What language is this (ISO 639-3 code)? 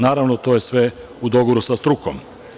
srp